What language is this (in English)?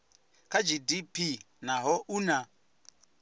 Venda